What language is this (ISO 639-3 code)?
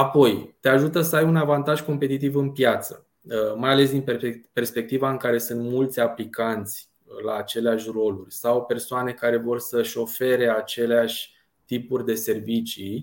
ron